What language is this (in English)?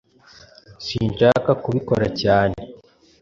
Kinyarwanda